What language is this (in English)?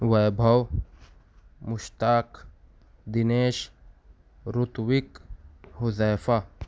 Urdu